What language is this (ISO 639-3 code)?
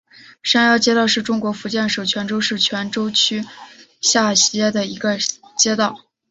zho